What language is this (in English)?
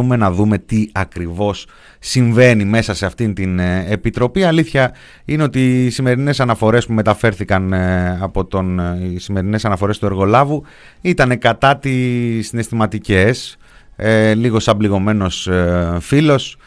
Greek